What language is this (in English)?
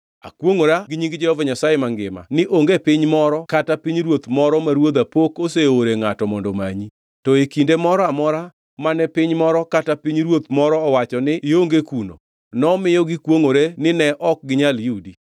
Luo (Kenya and Tanzania)